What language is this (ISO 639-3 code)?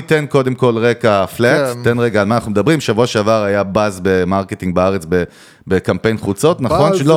heb